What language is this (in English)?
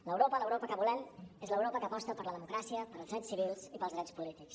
Catalan